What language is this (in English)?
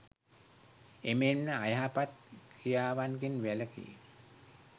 Sinhala